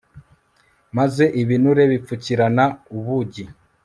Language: Kinyarwanda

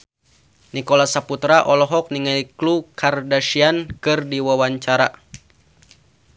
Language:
Sundanese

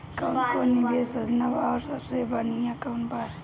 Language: Bhojpuri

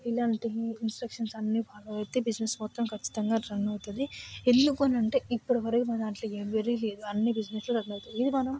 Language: Telugu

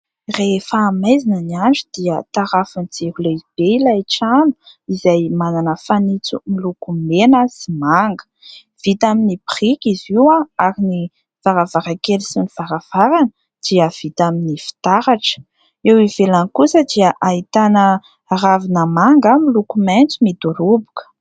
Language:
Malagasy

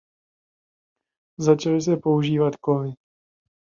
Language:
Czech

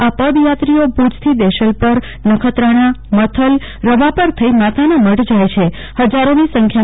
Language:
Gujarati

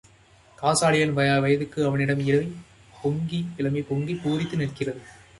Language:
Tamil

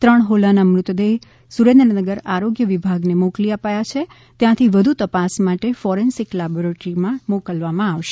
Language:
Gujarati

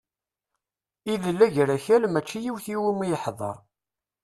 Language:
Kabyle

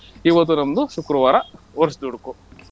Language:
Kannada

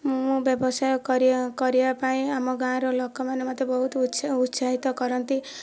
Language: Odia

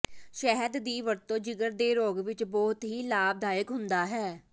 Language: Punjabi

